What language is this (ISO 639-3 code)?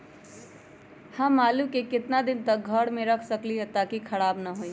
mag